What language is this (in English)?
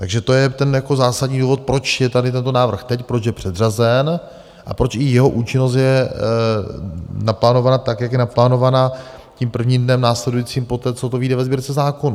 Czech